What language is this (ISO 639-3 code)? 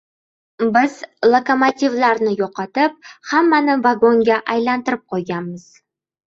uzb